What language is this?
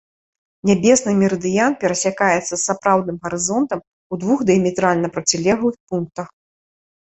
Belarusian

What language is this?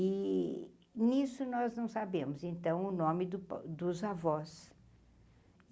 Portuguese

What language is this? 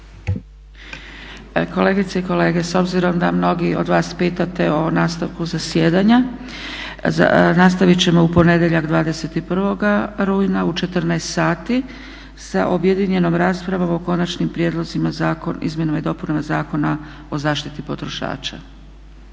Croatian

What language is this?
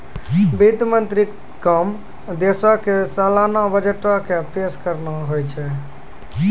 Maithili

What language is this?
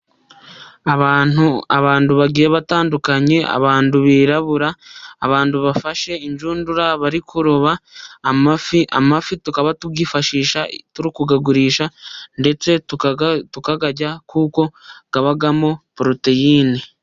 Kinyarwanda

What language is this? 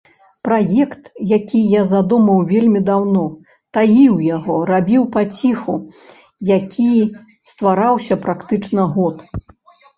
Belarusian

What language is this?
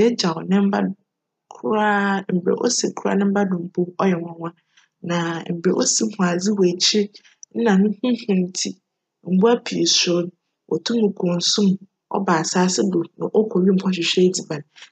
Akan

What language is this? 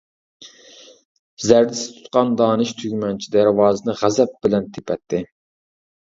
Uyghur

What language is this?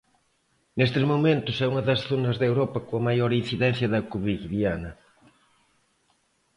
Galician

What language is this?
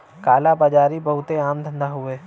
Bhojpuri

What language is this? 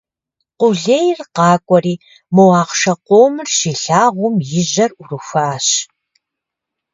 Kabardian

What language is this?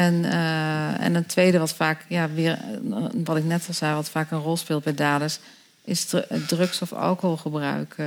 Dutch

